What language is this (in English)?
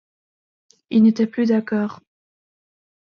French